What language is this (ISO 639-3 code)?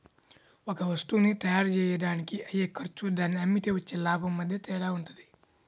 tel